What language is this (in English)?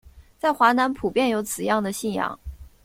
Chinese